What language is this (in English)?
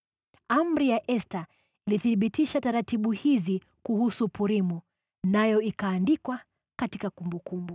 Swahili